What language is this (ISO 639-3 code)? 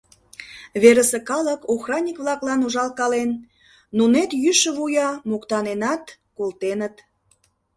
chm